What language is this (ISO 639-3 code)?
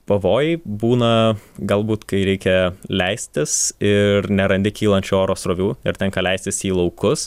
lit